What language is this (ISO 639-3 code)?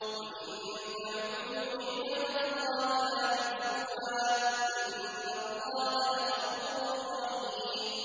ara